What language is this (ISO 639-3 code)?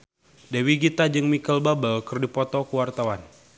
sun